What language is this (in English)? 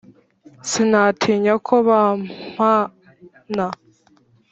Kinyarwanda